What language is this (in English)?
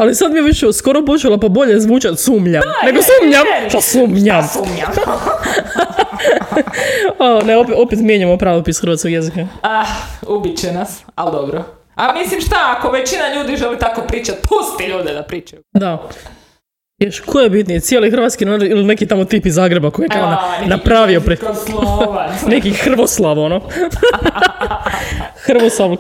Croatian